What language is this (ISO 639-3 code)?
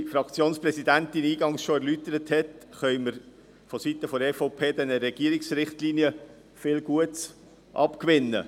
gsw